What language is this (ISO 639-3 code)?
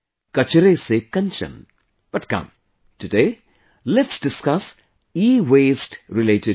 eng